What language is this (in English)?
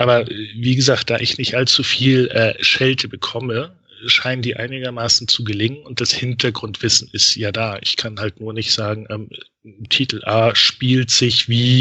German